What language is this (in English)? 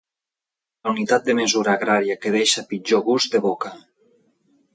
Catalan